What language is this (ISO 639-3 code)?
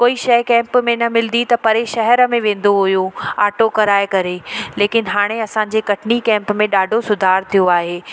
snd